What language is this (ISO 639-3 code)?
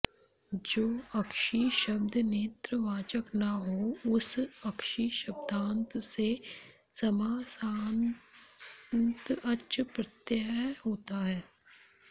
san